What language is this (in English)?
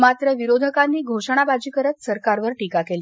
Marathi